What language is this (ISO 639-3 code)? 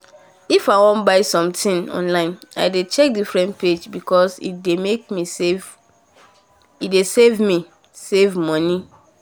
pcm